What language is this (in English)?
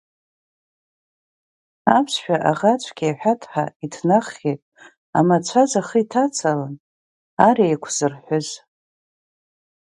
Abkhazian